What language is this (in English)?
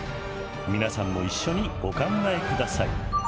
Japanese